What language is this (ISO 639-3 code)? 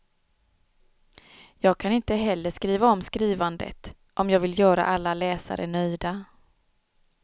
swe